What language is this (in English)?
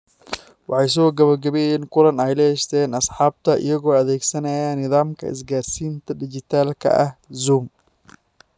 Somali